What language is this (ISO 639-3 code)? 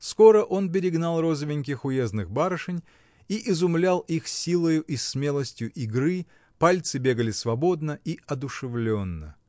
rus